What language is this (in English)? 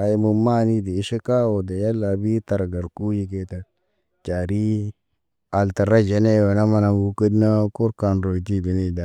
Naba